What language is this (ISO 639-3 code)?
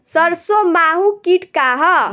bho